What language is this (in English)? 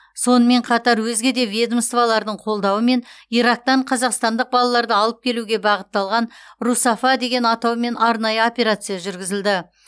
Kazakh